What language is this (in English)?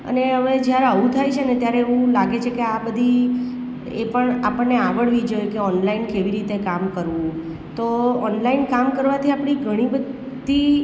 Gujarati